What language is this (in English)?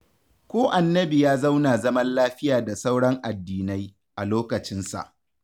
Hausa